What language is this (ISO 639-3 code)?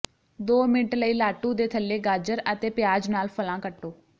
pan